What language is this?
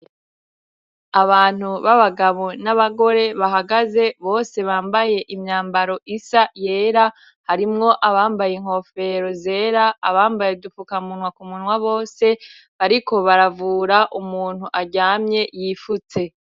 Rundi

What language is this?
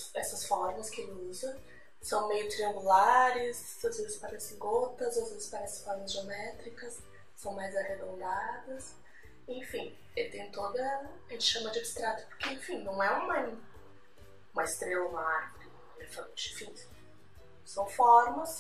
Portuguese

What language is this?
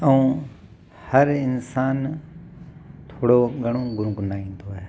Sindhi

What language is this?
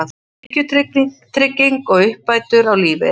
Icelandic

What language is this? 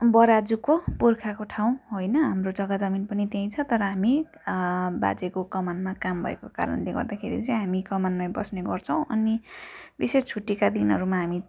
Nepali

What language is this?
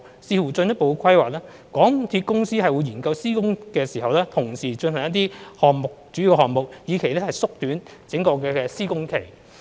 Cantonese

